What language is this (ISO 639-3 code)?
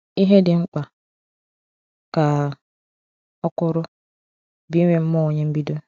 ibo